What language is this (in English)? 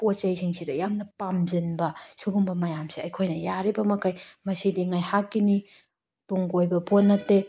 Manipuri